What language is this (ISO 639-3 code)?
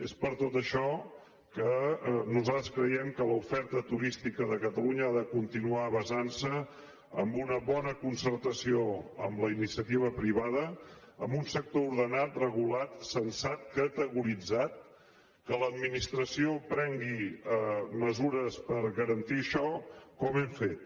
cat